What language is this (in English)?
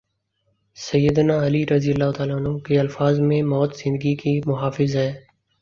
Urdu